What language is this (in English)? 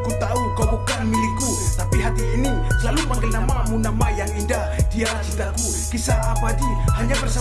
Indonesian